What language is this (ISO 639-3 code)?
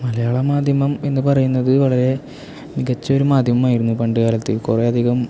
mal